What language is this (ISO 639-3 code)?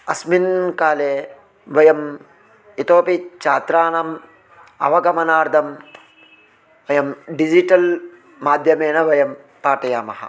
san